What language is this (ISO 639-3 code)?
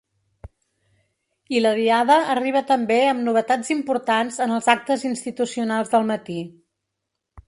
cat